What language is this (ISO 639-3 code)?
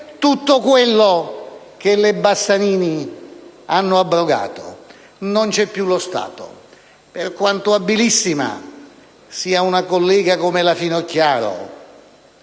ita